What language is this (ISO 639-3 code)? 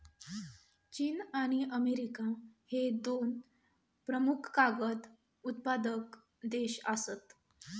mar